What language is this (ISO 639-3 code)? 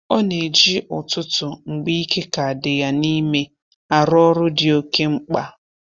ibo